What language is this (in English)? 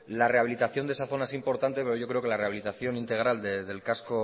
Spanish